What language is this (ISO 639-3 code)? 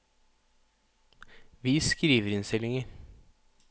nor